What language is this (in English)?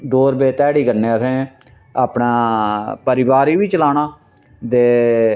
Dogri